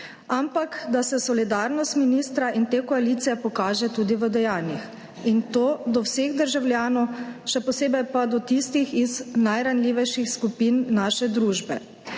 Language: Slovenian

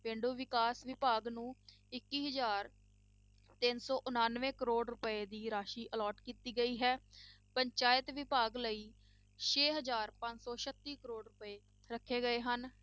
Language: Punjabi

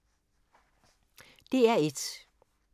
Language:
Danish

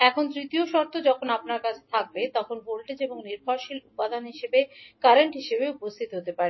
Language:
Bangla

